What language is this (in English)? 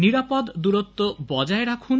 Bangla